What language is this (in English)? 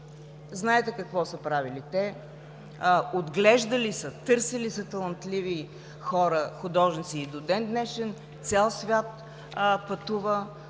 Bulgarian